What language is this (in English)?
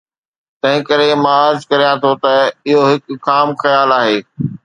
Sindhi